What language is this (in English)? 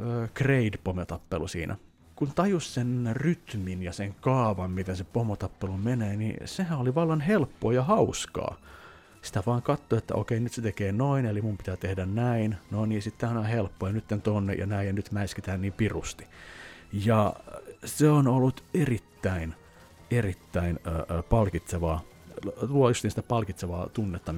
Finnish